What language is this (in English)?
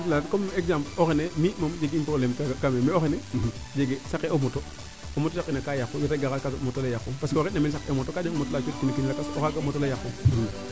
Serer